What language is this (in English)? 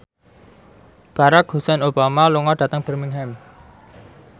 Javanese